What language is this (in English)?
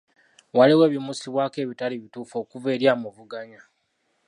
Ganda